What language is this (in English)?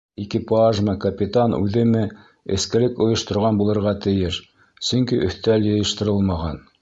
Bashkir